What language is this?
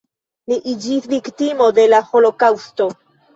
Esperanto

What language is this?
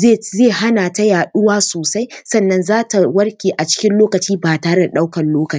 Hausa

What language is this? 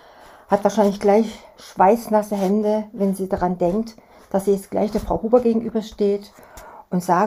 German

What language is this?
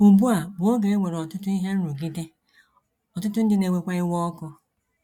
Igbo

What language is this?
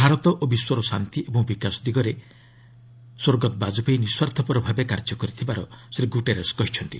Odia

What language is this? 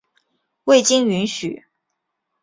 Chinese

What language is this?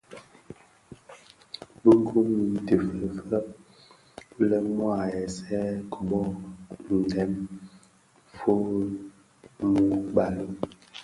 Bafia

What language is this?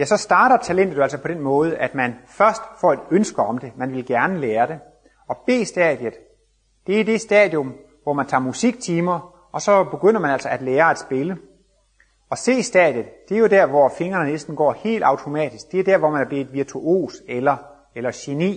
Danish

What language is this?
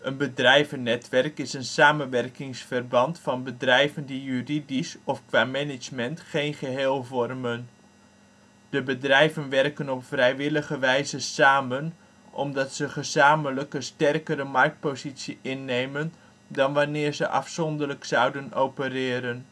Dutch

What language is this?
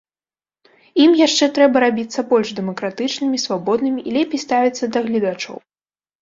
Belarusian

